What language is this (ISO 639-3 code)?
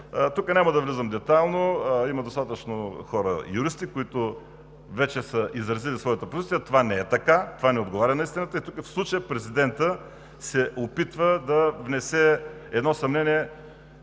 bul